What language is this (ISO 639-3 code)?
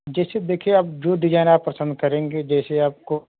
hin